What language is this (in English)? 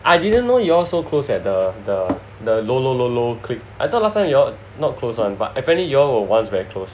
English